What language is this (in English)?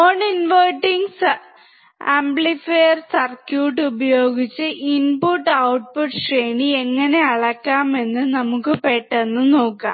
Malayalam